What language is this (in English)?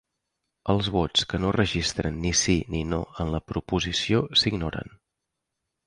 Catalan